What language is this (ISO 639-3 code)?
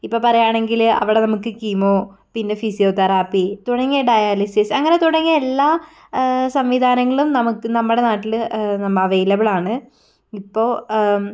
mal